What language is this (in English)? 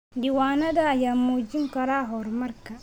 Somali